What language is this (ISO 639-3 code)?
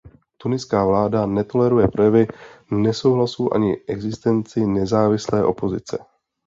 ces